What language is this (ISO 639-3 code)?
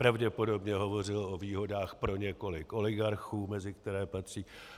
ces